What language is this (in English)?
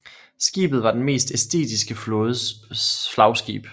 Danish